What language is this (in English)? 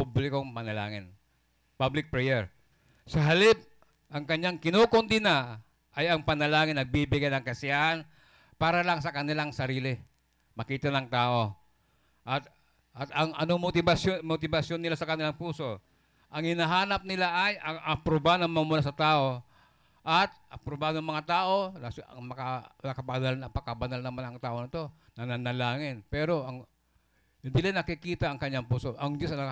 Filipino